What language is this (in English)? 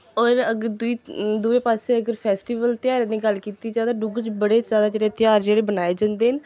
Dogri